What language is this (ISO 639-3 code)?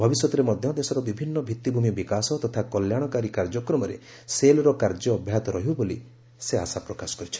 ori